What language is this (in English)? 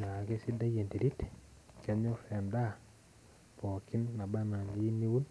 Masai